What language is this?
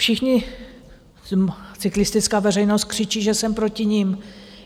Czech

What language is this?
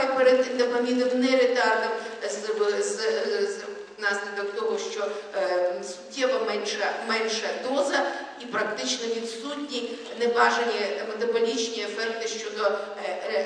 Ukrainian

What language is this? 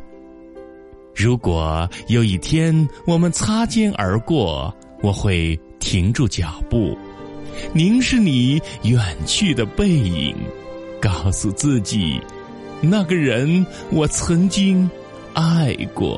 Chinese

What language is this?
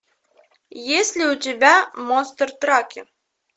Russian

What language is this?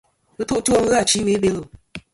Kom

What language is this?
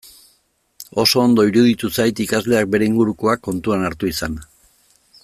Basque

